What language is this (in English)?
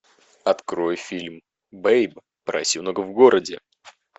Russian